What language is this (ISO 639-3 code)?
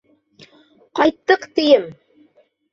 bak